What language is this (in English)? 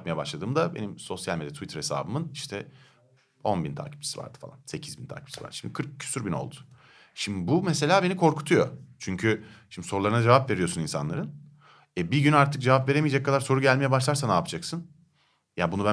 Turkish